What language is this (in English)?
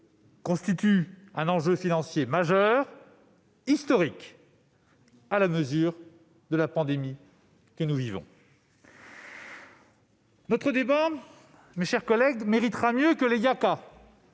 French